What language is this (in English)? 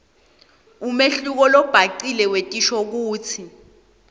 Swati